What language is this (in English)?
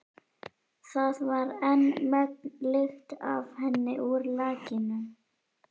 Icelandic